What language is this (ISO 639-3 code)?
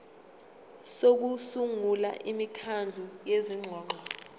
zul